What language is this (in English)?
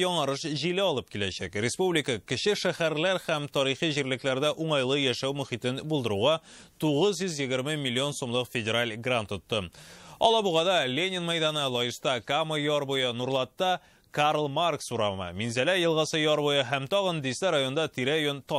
Russian